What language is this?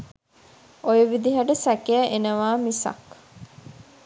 Sinhala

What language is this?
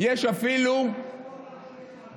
Hebrew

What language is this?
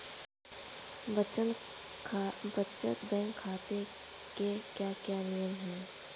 Hindi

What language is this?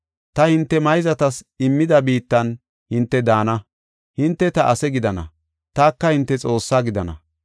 Gofa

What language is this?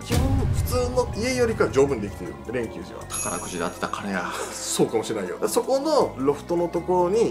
Japanese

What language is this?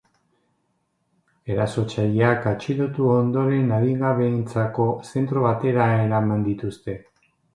Basque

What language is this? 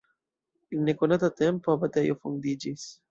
Esperanto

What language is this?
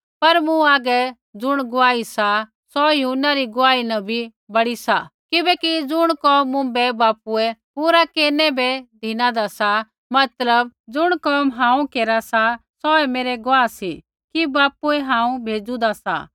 Kullu Pahari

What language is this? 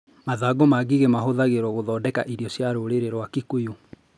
Kikuyu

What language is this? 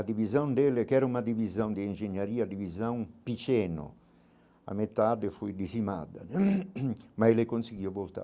Portuguese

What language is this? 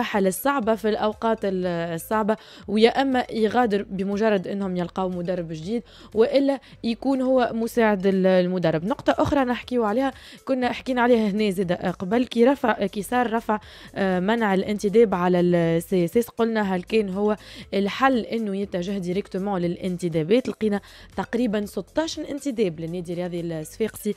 Arabic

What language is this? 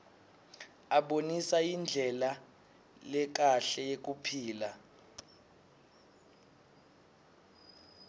Swati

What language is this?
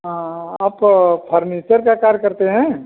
Hindi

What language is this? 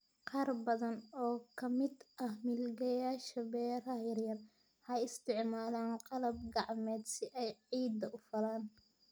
Somali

